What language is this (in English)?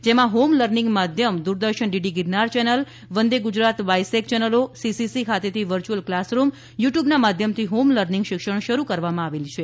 Gujarati